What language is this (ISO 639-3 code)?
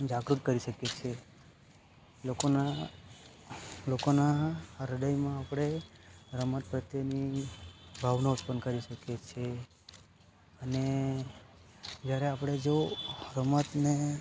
guj